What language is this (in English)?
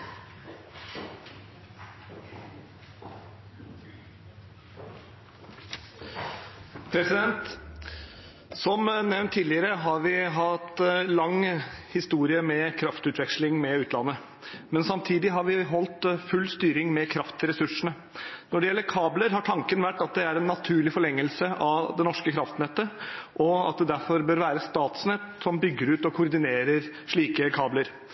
Norwegian Bokmål